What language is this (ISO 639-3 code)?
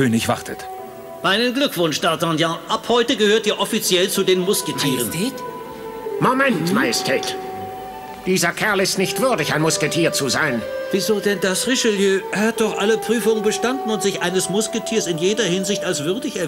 deu